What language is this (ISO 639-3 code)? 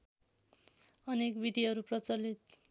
nep